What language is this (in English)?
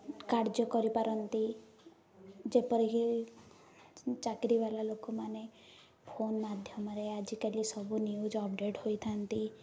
Odia